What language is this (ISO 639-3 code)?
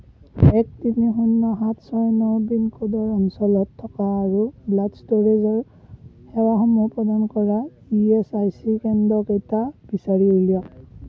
asm